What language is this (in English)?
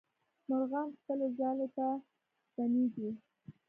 Pashto